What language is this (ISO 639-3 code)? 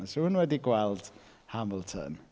cym